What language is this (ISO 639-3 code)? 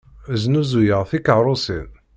kab